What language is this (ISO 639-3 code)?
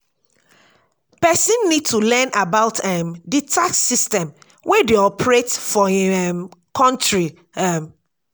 pcm